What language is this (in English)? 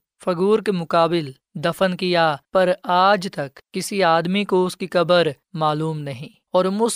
Urdu